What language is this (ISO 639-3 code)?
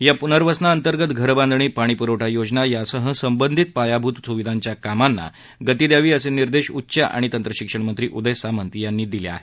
mar